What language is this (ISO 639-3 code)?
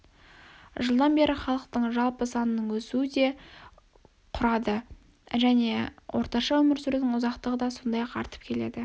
kaz